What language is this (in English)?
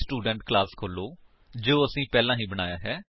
Punjabi